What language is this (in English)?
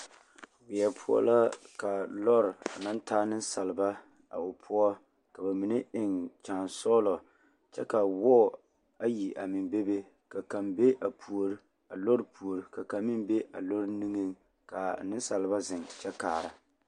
Southern Dagaare